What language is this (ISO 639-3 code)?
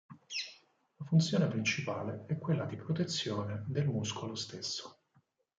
ita